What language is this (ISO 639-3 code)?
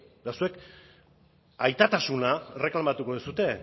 eus